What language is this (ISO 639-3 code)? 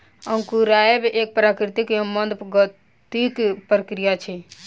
mai